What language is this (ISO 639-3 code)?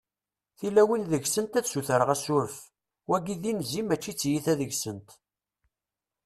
kab